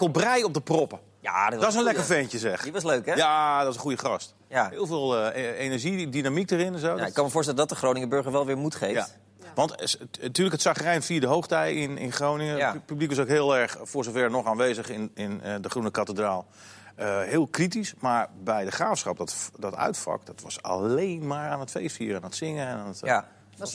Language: Dutch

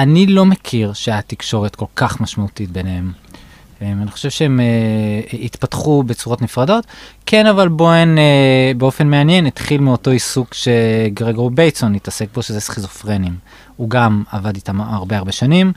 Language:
Hebrew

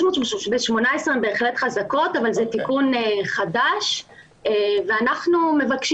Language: Hebrew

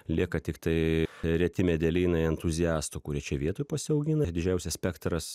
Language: Lithuanian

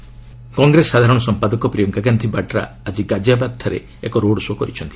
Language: Odia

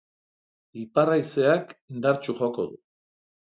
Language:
Basque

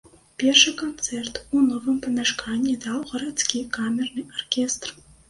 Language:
Belarusian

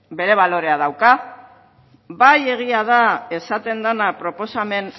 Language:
Basque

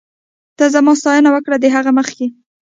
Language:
Pashto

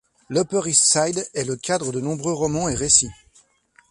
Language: French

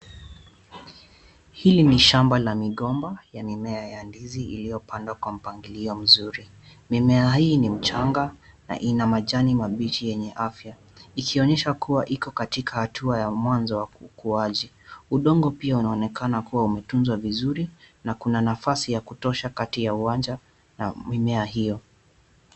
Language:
Swahili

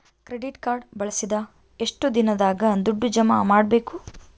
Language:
Kannada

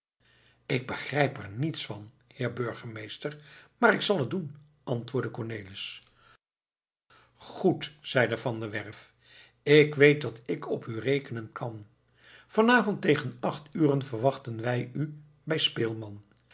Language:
Dutch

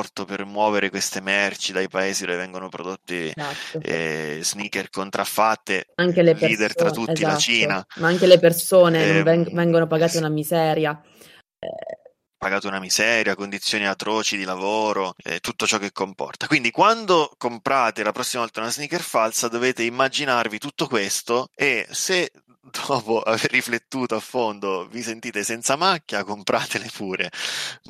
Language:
Italian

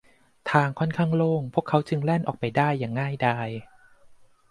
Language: Thai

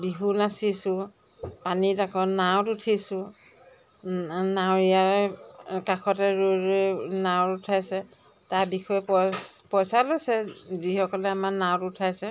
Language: Assamese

